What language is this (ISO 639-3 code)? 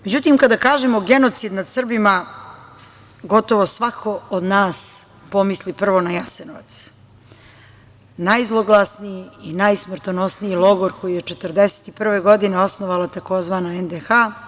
srp